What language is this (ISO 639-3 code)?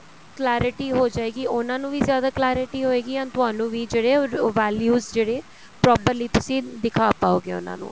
pan